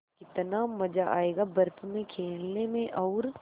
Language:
Hindi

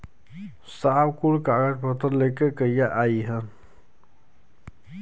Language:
Bhojpuri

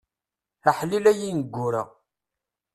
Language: Kabyle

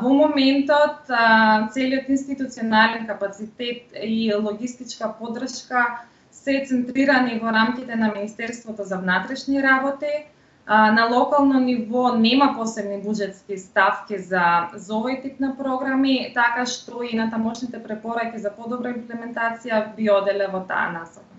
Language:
Macedonian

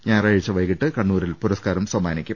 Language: Malayalam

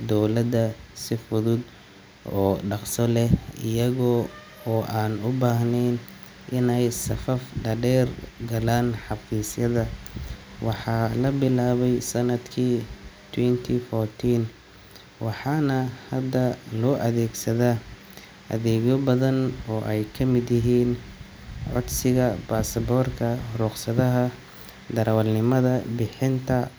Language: Somali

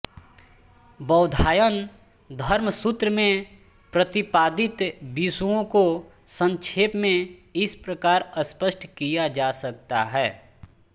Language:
Hindi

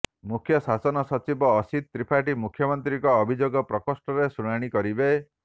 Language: Odia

